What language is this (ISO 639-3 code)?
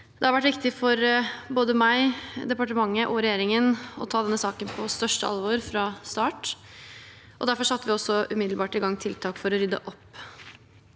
nor